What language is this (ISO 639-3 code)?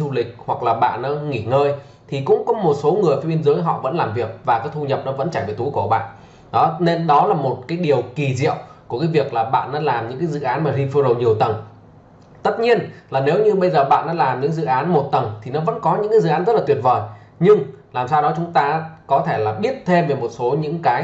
vie